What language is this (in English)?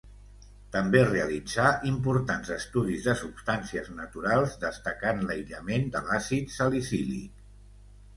Catalan